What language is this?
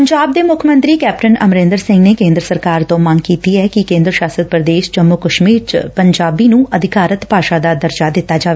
Punjabi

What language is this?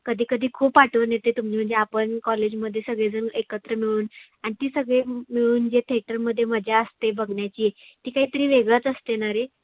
Marathi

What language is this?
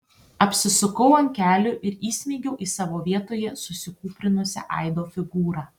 Lithuanian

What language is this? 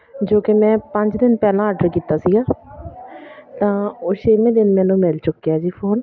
Punjabi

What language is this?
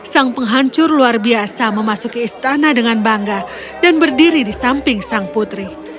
Indonesian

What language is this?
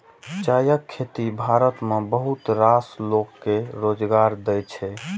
Maithili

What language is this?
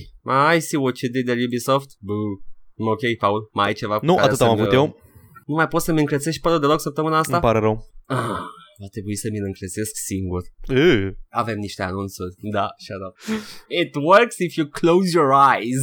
Romanian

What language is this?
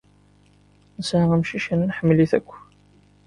Kabyle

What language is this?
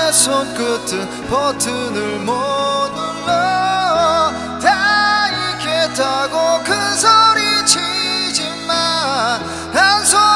Korean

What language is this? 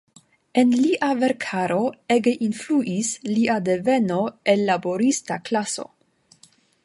Esperanto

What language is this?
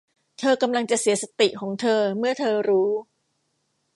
Thai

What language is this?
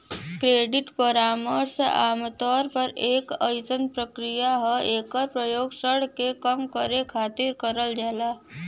Bhojpuri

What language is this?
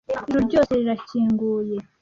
Kinyarwanda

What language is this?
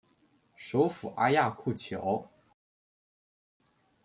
Chinese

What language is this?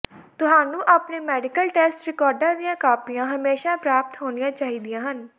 Punjabi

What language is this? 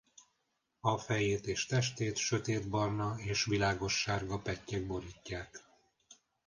Hungarian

